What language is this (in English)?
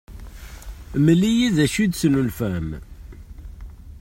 Kabyle